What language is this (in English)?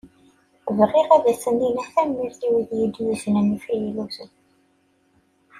Kabyle